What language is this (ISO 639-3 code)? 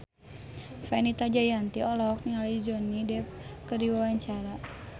sun